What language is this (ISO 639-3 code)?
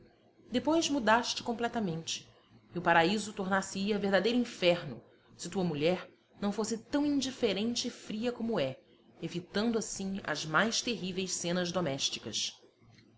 por